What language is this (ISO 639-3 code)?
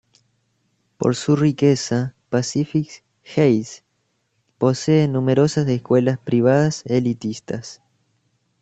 spa